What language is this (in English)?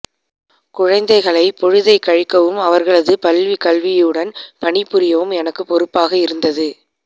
Tamil